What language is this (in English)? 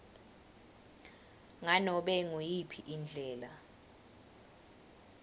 Swati